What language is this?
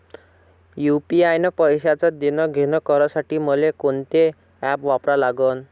Marathi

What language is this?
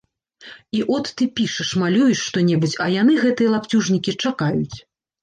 Belarusian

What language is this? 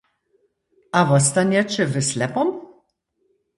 Upper Sorbian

